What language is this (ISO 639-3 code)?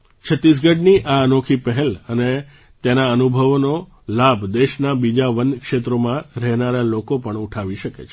guj